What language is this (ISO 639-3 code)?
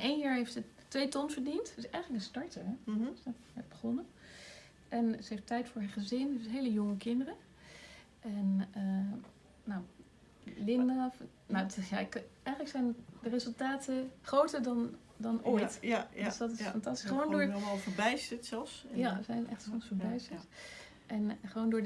nld